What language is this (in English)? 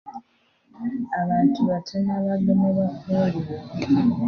Ganda